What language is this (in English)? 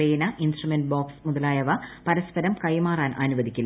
Malayalam